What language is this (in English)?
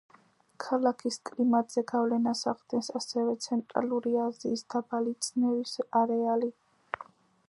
Georgian